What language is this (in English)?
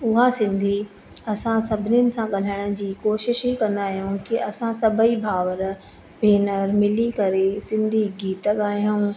Sindhi